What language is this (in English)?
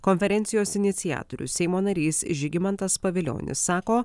Lithuanian